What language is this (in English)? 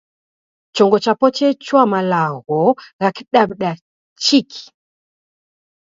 Taita